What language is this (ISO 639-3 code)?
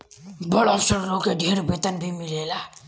bho